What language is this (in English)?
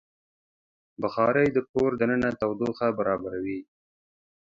Pashto